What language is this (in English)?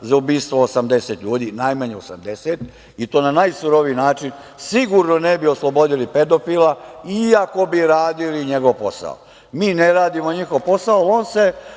Serbian